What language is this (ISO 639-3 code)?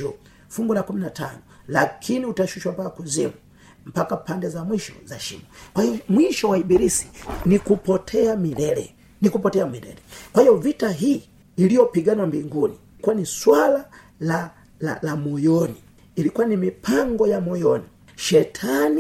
swa